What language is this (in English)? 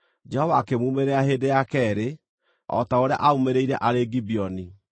Kikuyu